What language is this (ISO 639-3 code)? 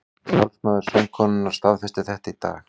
isl